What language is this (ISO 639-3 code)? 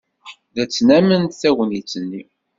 kab